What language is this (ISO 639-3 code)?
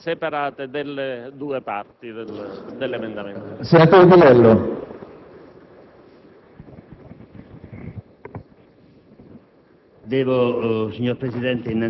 ita